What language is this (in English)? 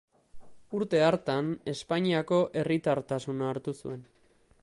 Basque